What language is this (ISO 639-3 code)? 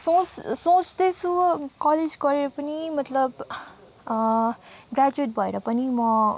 nep